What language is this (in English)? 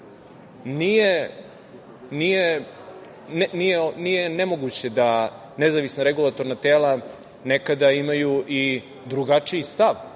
Serbian